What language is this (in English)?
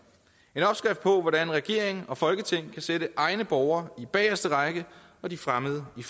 Danish